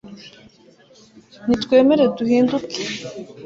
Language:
Kinyarwanda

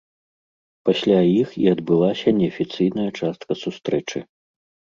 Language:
Belarusian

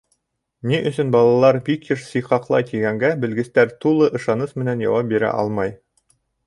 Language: Bashkir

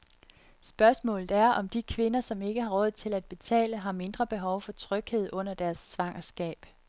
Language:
Danish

